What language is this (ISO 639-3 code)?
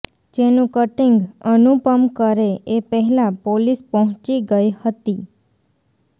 guj